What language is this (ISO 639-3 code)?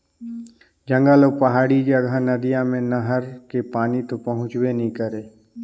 hne